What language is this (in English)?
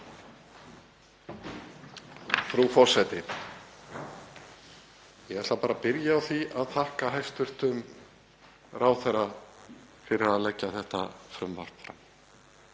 Icelandic